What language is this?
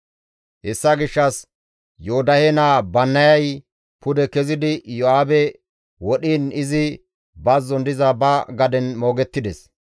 Gamo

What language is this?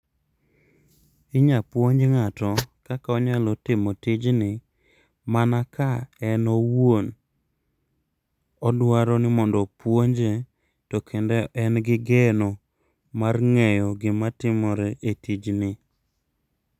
Luo (Kenya and Tanzania)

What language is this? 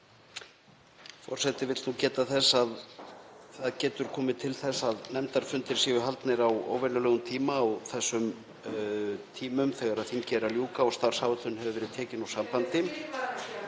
Icelandic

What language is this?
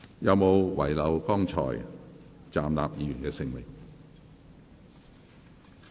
Cantonese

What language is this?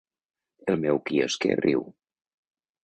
Catalan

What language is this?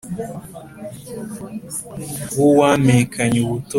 Kinyarwanda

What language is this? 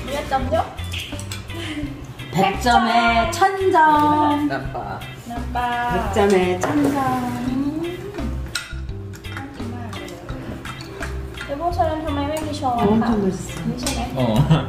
Thai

